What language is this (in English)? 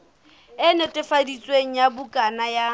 Southern Sotho